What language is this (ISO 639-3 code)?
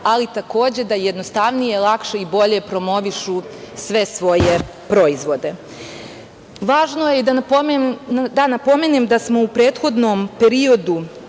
srp